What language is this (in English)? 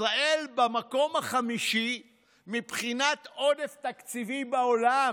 Hebrew